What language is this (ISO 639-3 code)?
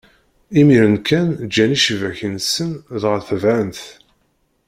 kab